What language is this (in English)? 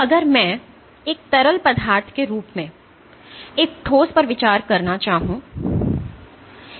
Hindi